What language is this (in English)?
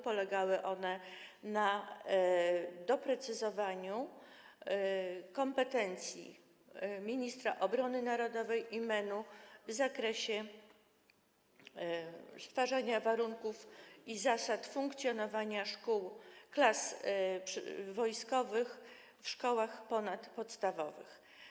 Polish